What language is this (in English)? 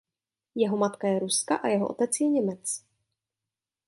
Czech